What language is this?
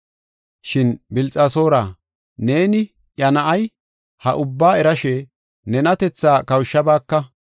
Gofa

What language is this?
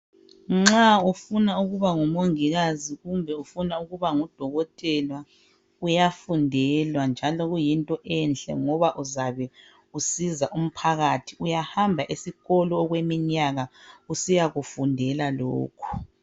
North Ndebele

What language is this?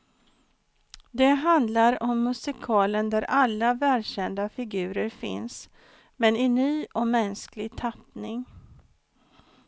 Swedish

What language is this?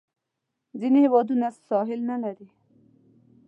Pashto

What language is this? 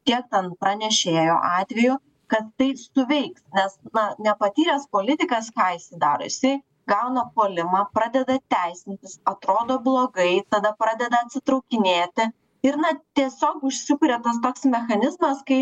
Lithuanian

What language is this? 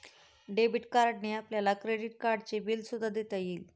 Marathi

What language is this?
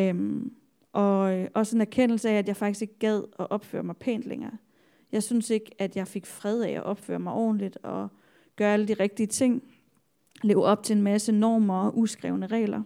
Danish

